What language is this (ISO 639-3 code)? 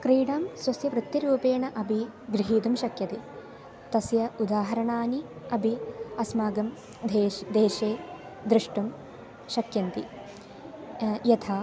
san